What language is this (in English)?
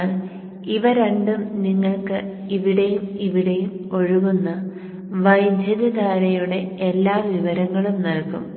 Malayalam